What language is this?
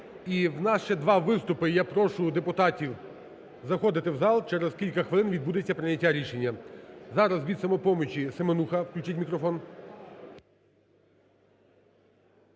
Ukrainian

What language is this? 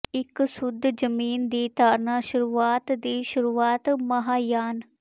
Punjabi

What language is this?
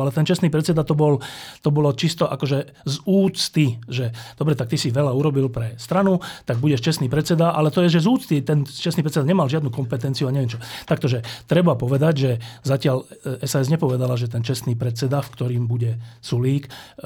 Slovak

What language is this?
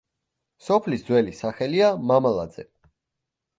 Georgian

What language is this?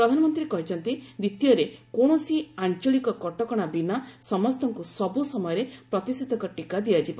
Odia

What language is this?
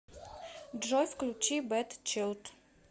Russian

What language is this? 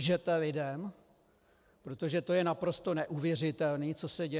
Czech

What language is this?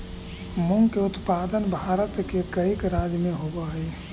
Magahi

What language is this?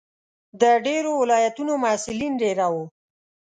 Pashto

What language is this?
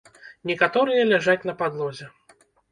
Belarusian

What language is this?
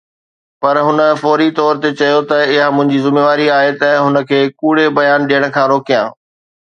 Sindhi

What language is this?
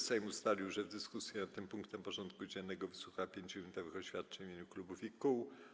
Polish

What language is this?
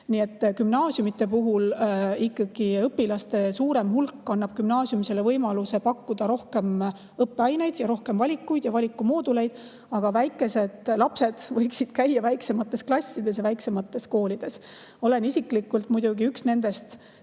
Estonian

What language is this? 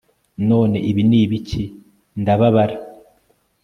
Kinyarwanda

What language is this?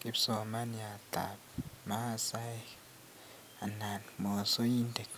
Kalenjin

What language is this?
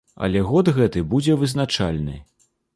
Belarusian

